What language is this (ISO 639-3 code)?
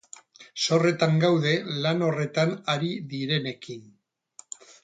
eus